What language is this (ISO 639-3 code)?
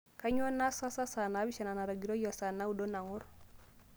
mas